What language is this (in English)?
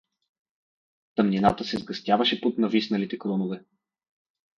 Bulgarian